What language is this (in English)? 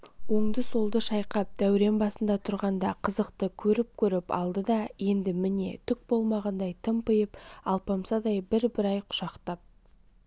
Kazakh